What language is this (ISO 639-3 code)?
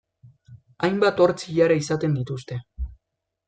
eus